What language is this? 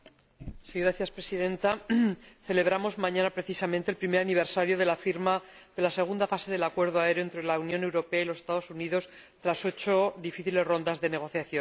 Spanish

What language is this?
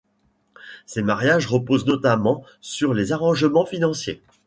French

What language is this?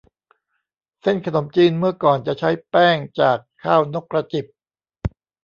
Thai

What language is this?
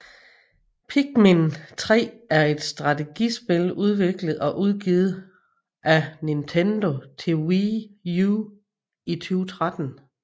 Danish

